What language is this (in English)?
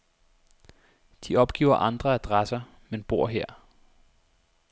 Danish